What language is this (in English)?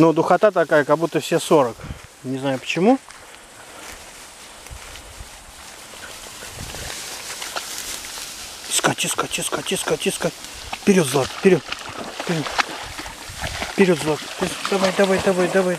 Russian